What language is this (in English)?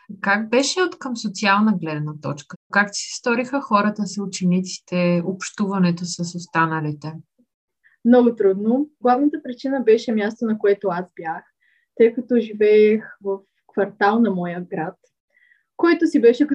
Bulgarian